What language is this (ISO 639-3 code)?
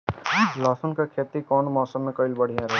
bho